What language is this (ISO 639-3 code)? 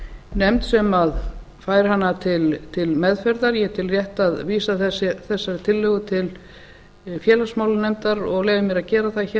isl